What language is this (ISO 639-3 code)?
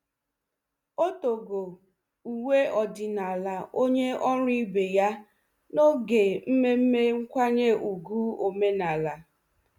ibo